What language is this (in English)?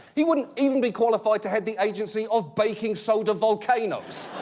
English